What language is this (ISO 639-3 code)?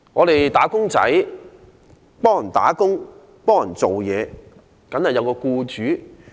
yue